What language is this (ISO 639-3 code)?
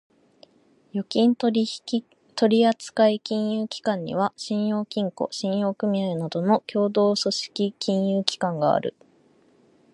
jpn